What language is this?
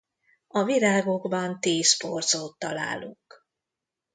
Hungarian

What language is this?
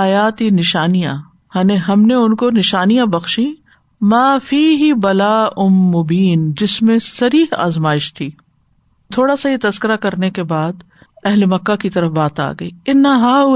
Urdu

